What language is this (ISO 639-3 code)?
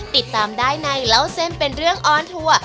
tha